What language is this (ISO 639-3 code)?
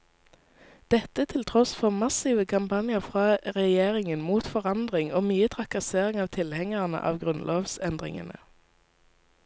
nor